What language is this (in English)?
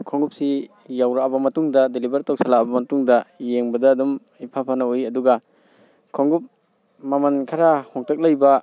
Manipuri